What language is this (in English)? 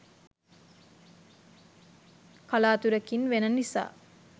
Sinhala